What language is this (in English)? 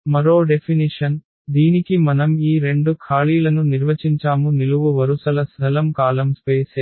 Telugu